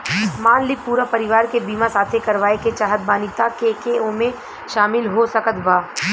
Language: Bhojpuri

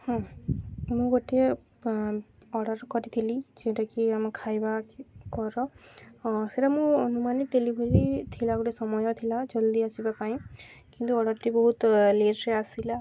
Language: Odia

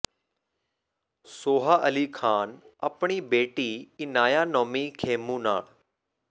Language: Punjabi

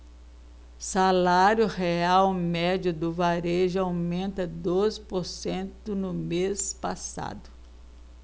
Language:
Portuguese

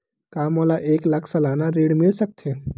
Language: Chhattisgarhi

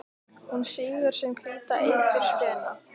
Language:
Icelandic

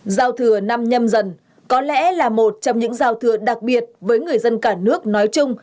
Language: Vietnamese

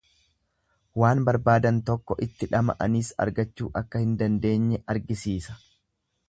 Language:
Oromo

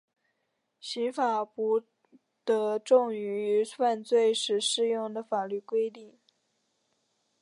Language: Chinese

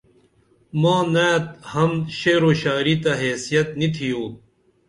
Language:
Dameli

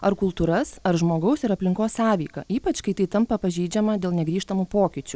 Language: Lithuanian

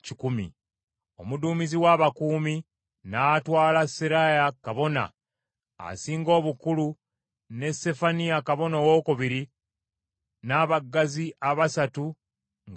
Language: Ganda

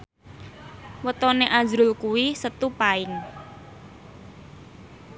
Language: Javanese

